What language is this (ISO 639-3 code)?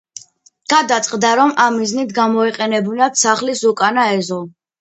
kat